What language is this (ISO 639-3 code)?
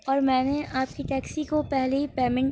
urd